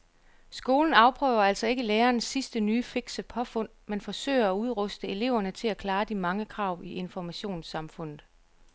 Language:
Danish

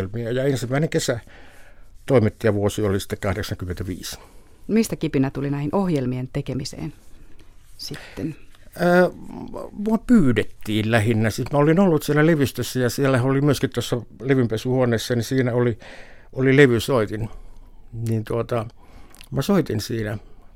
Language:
Finnish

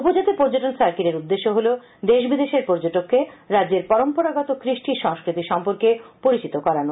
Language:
Bangla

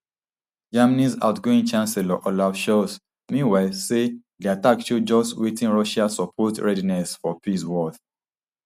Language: Nigerian Pidgin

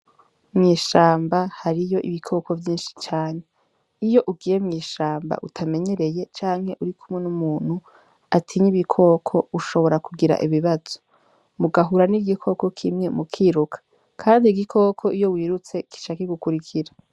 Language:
Rundi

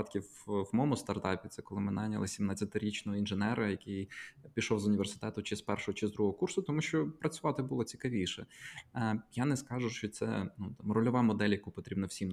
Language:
Ukrainian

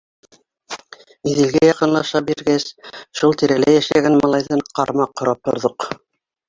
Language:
Bashkir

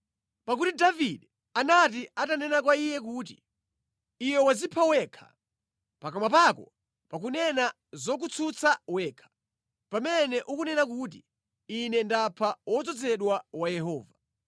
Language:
Nyanja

